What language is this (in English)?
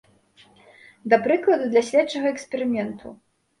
Belarusian